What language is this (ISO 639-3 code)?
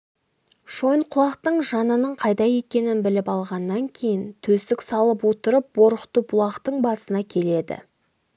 kaz